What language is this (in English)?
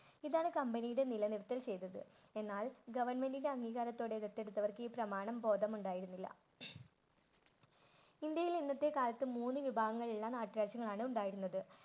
Malayalam